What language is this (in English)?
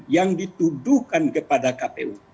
Indonesian